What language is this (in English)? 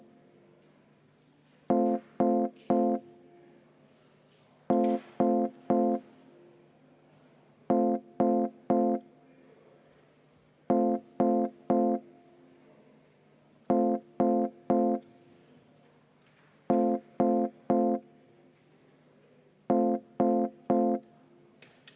Estonian